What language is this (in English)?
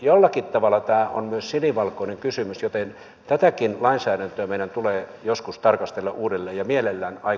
Finnish